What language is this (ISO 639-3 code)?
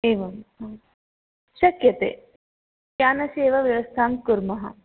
san